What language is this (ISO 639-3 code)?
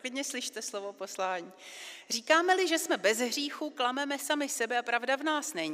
ces